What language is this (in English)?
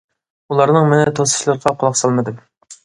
Uyghur